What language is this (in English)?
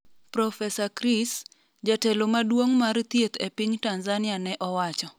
Luo (Kenya and Tanzania)